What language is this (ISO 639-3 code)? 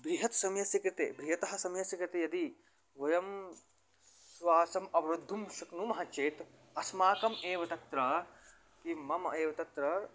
san